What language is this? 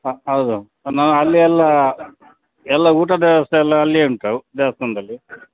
Kannada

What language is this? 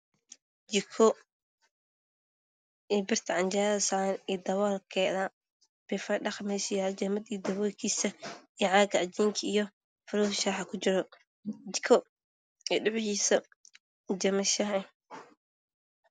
Somali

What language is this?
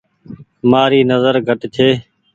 Goaria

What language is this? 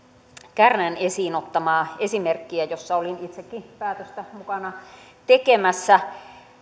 Finnish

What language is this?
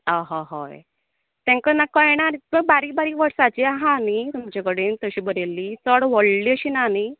Konkani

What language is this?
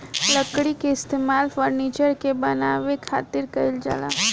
Bhojpuri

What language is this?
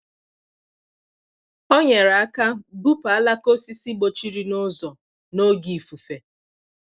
Igbo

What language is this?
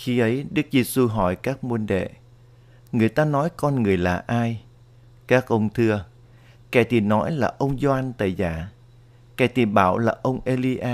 Vietnamese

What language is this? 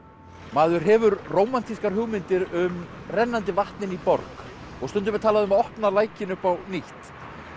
Icelandic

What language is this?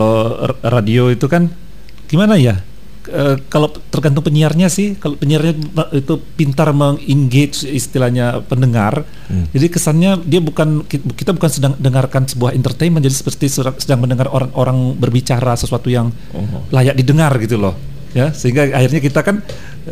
Indonesian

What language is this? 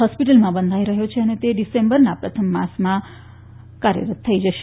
Gujarati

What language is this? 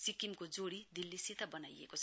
Nepali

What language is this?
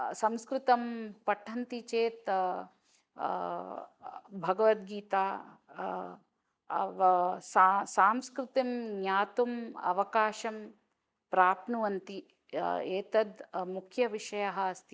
Sanskrit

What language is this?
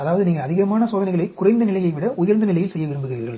Tamil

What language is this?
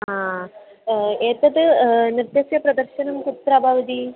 Sanskrit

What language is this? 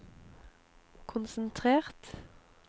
Norwegian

